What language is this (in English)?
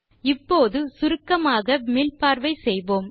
Tamil